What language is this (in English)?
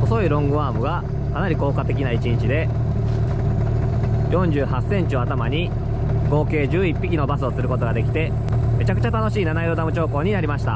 Japanese